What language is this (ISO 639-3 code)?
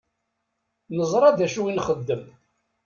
kab